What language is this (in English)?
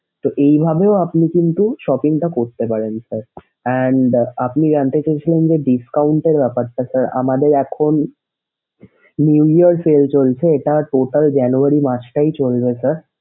Bangla